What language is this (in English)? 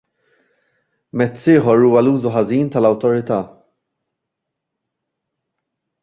Maltese